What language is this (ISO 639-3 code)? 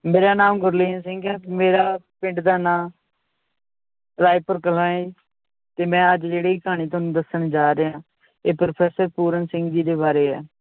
pan